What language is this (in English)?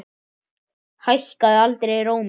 Icelandic